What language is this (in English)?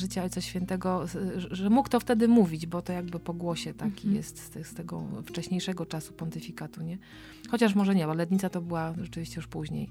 Polish